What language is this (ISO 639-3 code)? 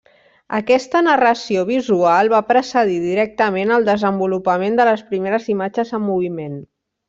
cat